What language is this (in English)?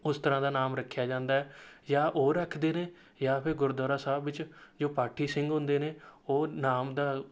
Punjabi